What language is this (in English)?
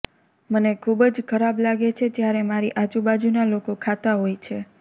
Gujarati